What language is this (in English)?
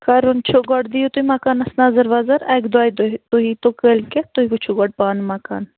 Kashmiri